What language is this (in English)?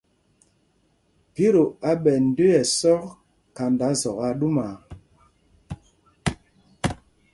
Mpumpong